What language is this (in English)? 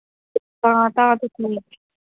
Dogri